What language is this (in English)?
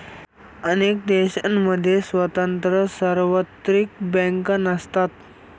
Marathi